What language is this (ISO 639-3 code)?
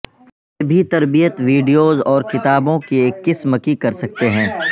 urd